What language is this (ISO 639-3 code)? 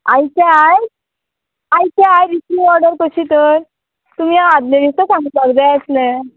kok